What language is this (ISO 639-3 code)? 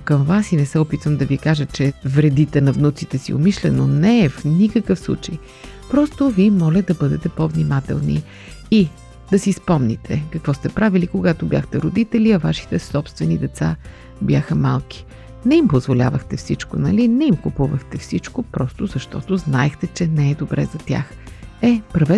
bul